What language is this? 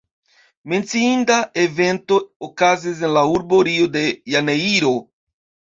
Esperanto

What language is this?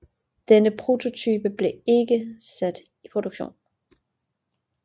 Danish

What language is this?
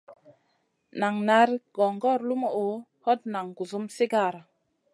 Masana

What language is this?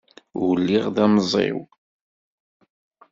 Kabyle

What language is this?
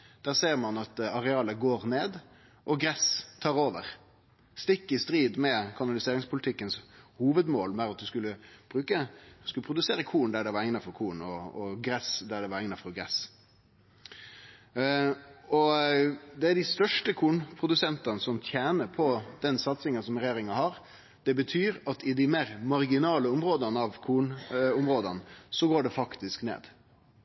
Norwegian Nynorsk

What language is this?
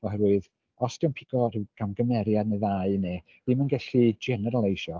Welsh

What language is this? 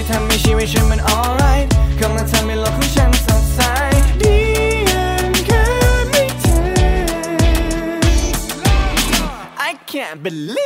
Thai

